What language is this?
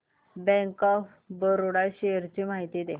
Marathi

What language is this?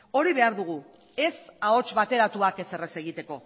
Basque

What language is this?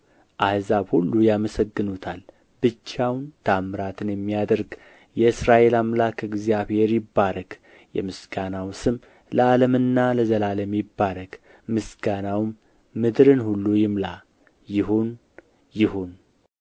Amharic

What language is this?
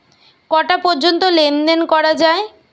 Bangla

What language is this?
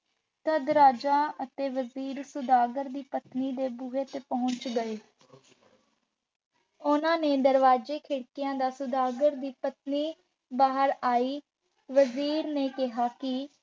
Punjabi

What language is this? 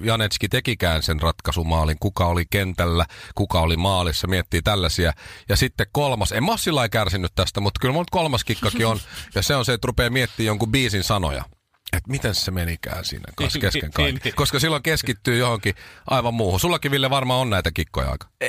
Finnish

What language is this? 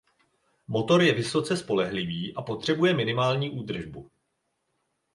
Czech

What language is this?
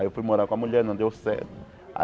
Portuguese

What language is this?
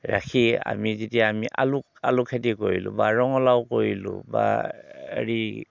Assamese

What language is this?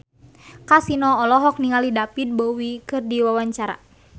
Sundanese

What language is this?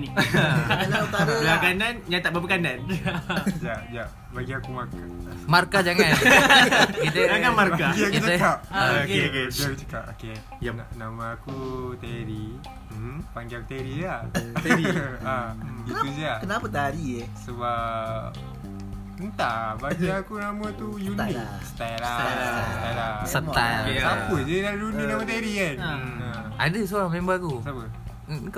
Malay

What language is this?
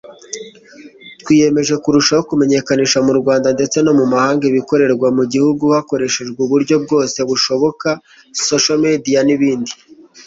Kinyarwanda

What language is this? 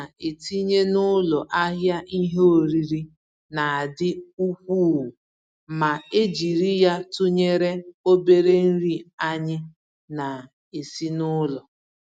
Igbo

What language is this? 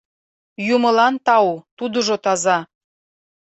Mari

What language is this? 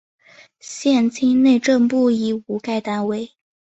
Chinese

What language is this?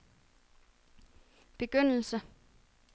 Danish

